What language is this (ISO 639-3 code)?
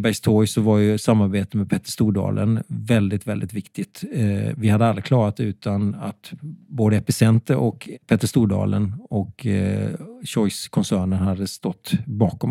swe